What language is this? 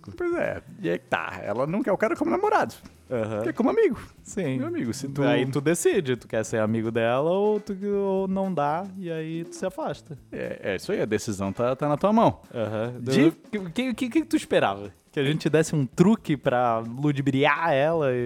Portuguese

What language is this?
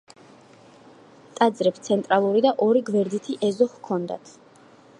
Georgian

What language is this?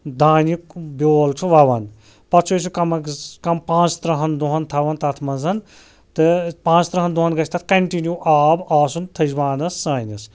Kashmiri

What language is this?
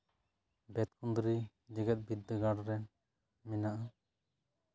Santali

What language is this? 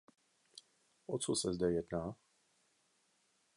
Czech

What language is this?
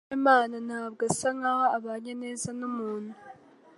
Kinyarwanda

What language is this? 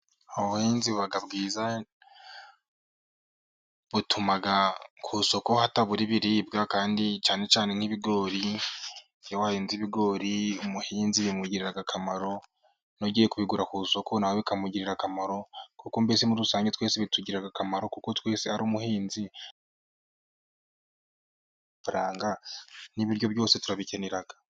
Kinyarwanda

